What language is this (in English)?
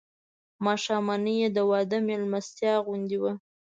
Pashto